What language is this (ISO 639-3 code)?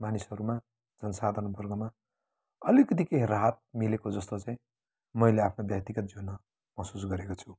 nep